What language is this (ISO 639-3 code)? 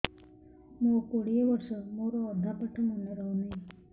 ori